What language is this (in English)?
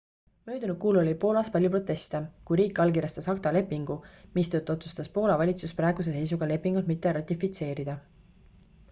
Estonian